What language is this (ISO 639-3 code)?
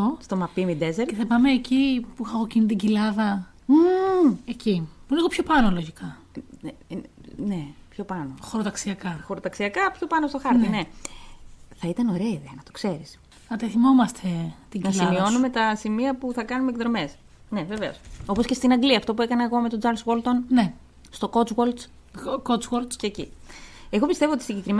ell